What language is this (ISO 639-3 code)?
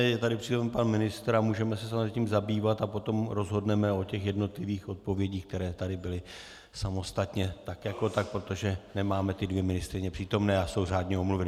ces